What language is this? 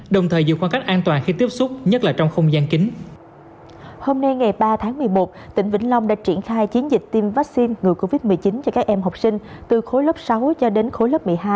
Vietnamese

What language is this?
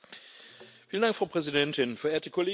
German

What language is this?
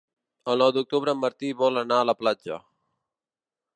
Catalan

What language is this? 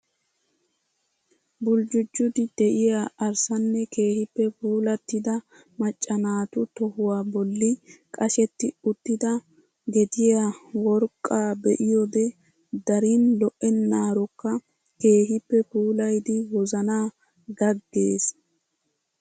Wolaytta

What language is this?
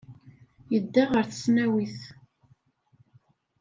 Kabyle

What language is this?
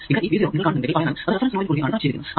Malayalam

